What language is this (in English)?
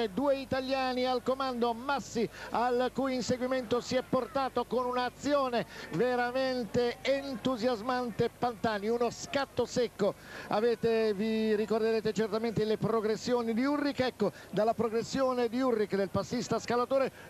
Italian